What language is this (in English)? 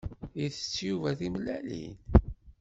Kabyle